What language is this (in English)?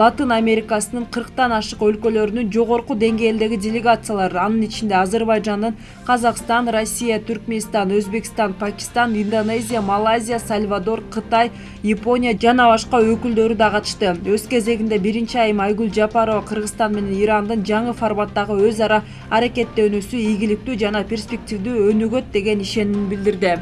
Turkish